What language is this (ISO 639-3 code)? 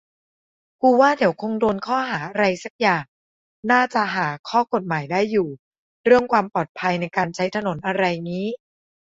tha